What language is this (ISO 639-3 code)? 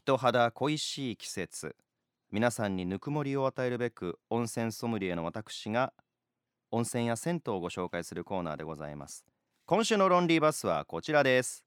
jpn